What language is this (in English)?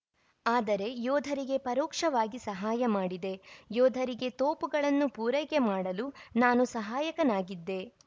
Kannada